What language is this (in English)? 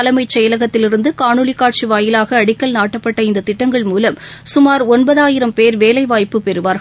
Tamil